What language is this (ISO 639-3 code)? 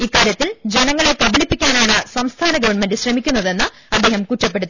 mal